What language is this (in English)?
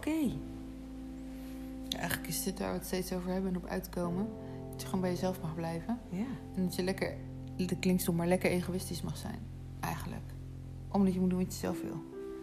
Dutch